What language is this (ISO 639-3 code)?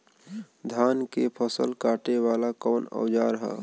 bho